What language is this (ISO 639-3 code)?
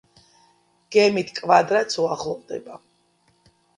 kat